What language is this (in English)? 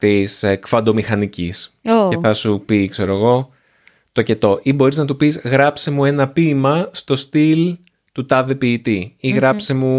Greek